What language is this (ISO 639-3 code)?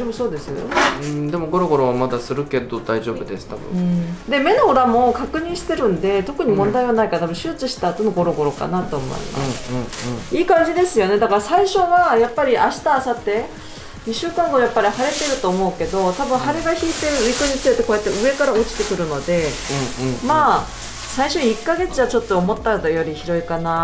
jpn